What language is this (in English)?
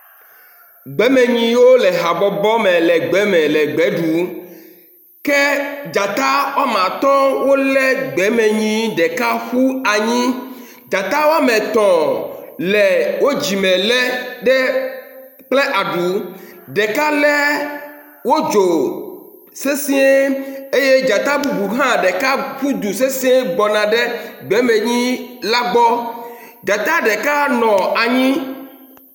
Ewe